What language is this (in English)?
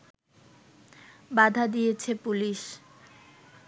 Bangla